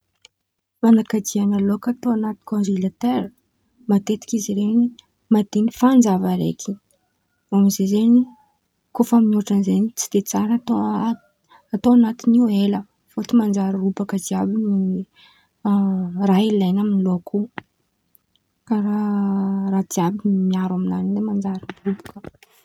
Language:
Antankarana Malagasy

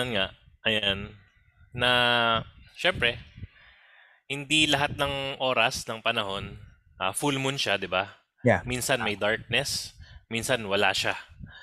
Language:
Filipino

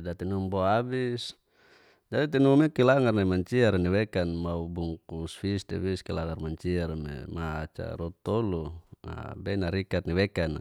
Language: Geser-Gorom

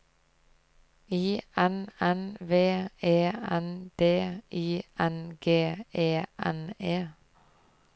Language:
Norwegian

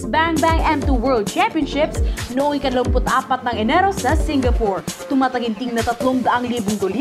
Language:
Filipino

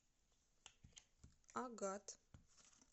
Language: Russian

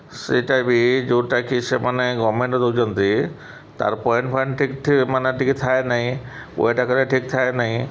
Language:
Odia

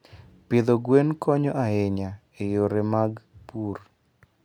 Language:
Luo (Kenya and Tanzania)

